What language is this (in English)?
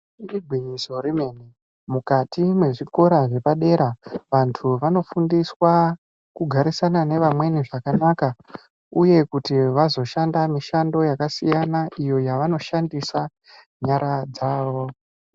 Ndau